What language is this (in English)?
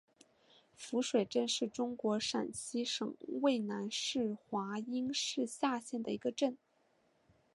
Chinese